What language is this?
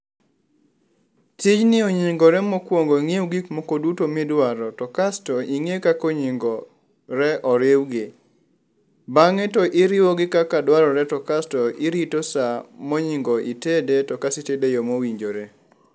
Luo (Kenya and Tanzania)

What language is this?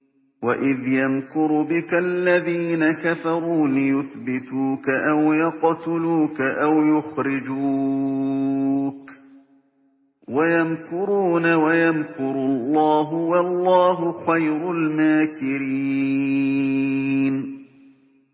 Arabic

